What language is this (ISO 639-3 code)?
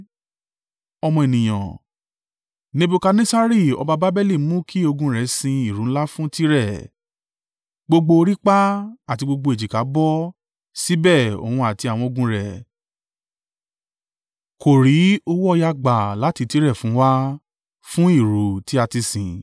yor